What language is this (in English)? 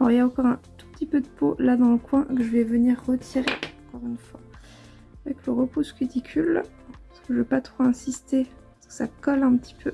French